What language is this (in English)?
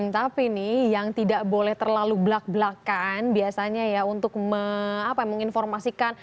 Indonesian